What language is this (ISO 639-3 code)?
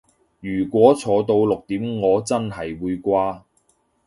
yue